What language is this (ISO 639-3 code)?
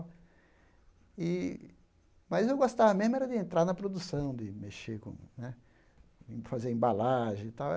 por